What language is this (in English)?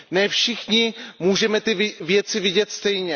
Czech